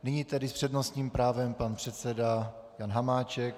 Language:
Czech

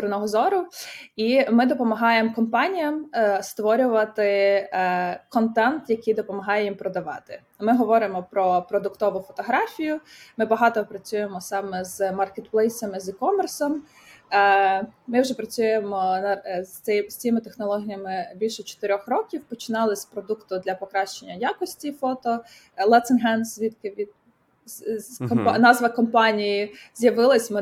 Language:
Ukrainian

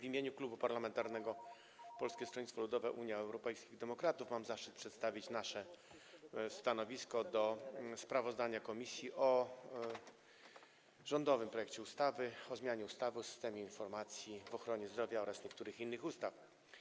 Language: Polish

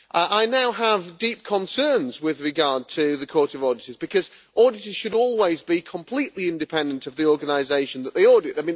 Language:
English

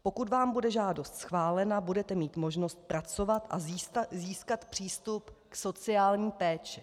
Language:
Czech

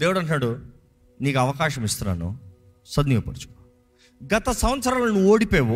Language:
Telugu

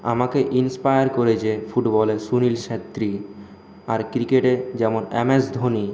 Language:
Bangla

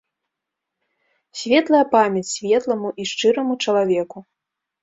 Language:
Belarusian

